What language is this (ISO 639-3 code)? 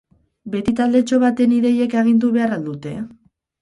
eus